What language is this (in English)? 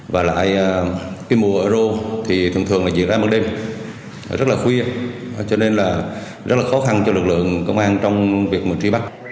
Vietnamese